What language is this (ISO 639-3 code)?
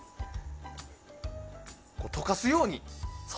jpn